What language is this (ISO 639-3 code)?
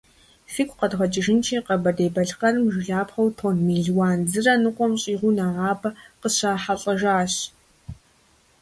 kbd